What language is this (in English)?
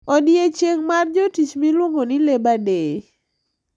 Luo (Kenya and Tanzania)